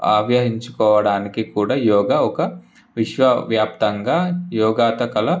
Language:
Telugu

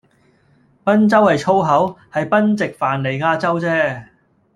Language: Cantonese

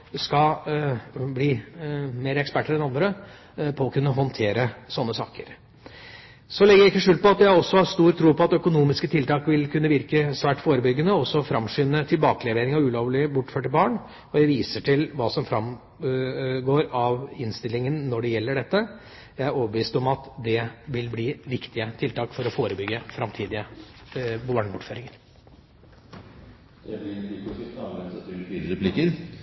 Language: Norwegian Bokmål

